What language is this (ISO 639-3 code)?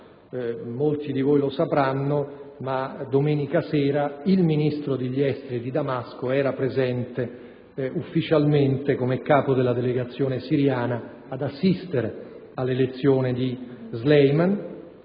ita